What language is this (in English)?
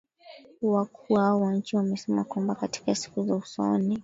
Swahili